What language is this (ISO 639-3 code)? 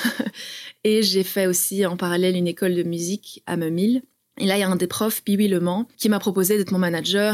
fra